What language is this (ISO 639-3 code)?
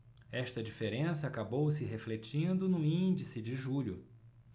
por